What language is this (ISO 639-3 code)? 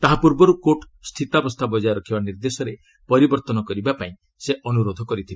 ori